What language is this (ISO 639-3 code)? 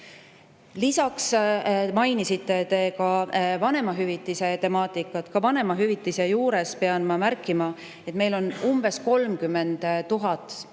est